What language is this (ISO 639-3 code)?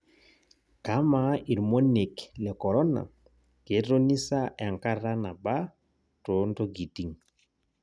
mas